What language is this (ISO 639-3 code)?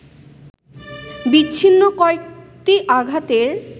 ben